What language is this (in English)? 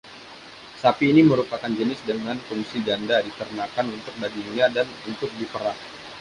Indonesian